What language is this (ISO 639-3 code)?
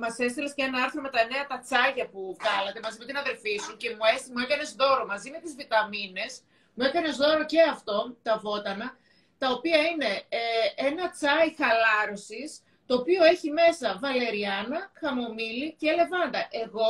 ell